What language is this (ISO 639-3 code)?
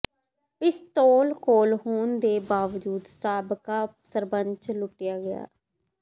pan